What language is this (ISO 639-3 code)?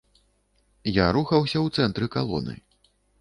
bel